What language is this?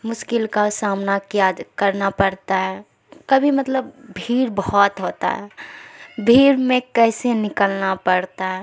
Urdu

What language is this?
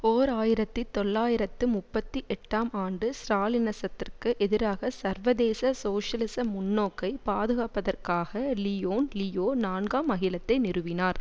Tamil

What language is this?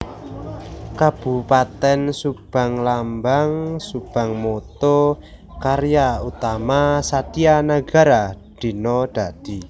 Javanese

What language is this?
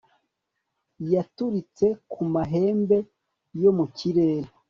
Kinyarwanda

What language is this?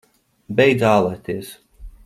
Latvian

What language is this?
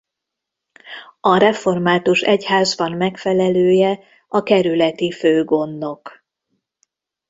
Hungarian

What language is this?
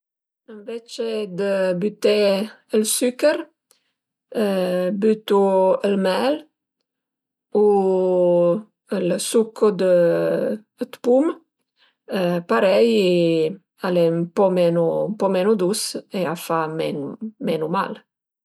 Piedmontese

